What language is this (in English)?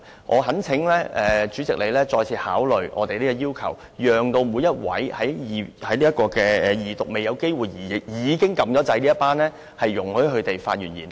Cantonese